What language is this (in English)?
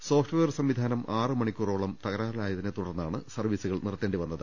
Malayalam